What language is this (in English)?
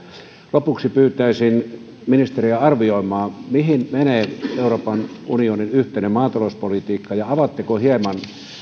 Finnish